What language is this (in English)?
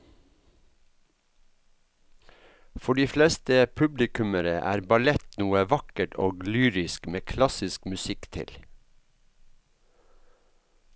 Norwegian